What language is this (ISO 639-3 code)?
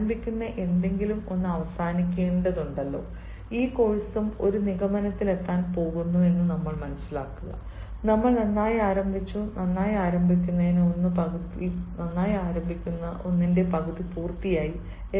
mal